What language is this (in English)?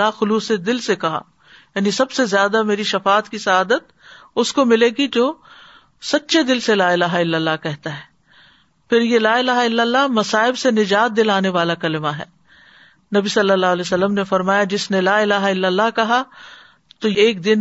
Urdu